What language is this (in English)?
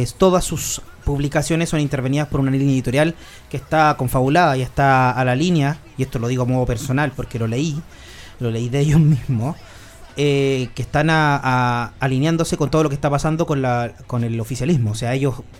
Spanish